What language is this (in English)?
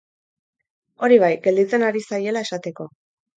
Basque